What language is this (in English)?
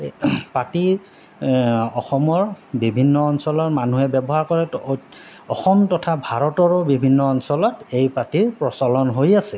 Assamese